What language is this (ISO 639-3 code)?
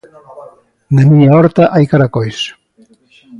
glg